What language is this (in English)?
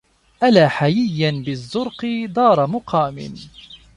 Arabic